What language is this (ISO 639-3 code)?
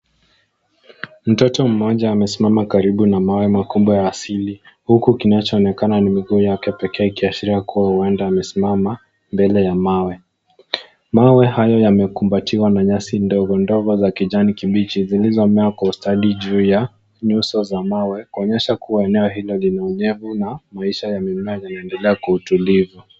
swa